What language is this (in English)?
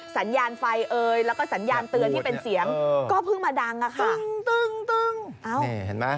Thai